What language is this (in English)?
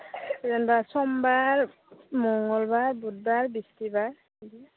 Bodo